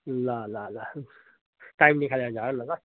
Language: Nepali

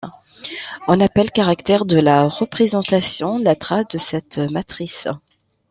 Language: French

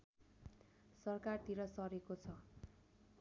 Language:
Nepali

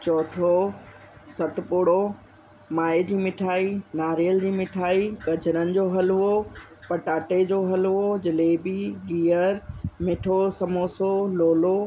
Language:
Sindhi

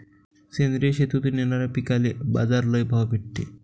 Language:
Marathi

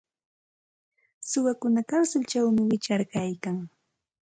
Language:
Santa Ana de Tusi Pasco Quechua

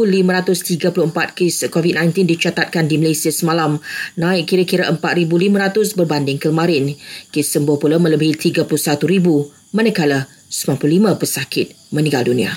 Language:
Malay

